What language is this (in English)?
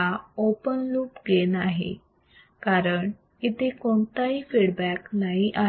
Marathi